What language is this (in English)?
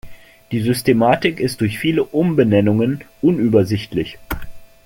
German